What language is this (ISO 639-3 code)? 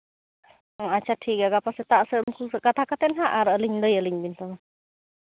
sat